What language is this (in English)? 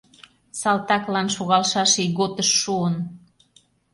Mari